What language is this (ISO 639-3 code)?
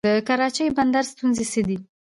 pus